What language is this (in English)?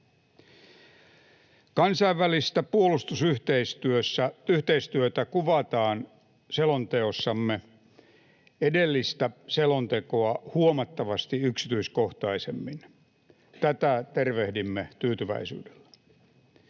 Finnish